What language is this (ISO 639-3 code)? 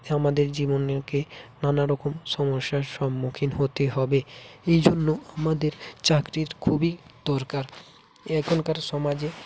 ben